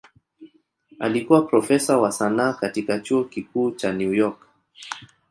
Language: Swahili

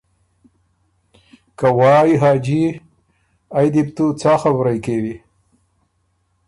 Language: Ormuri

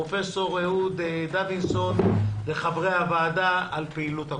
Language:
Hebrew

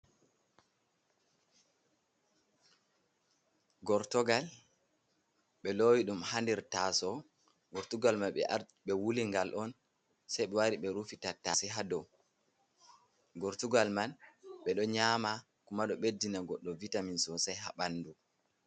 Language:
Fula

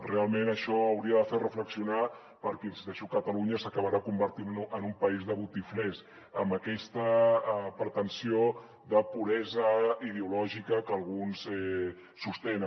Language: Catalan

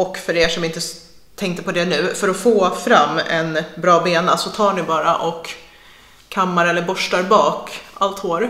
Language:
Swedish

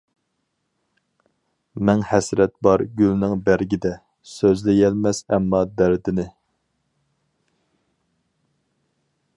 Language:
Uyghur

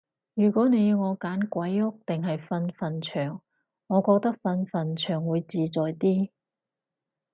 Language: Cantonese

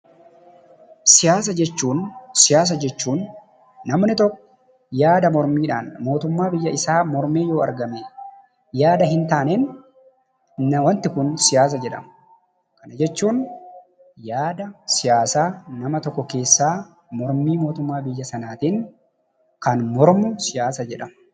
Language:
Oromo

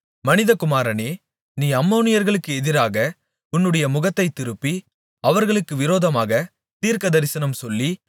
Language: Tamil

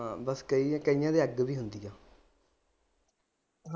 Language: Punjabi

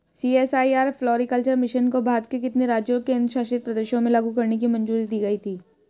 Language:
Hindi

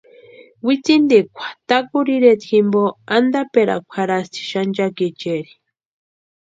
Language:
Western Highland Purepecha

